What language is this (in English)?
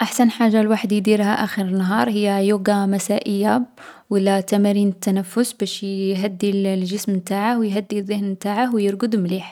Algerian Arabic